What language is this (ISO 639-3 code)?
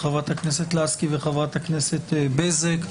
heb